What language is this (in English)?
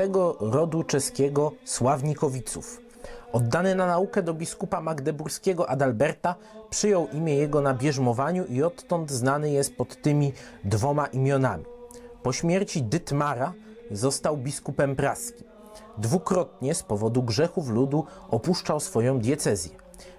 Polish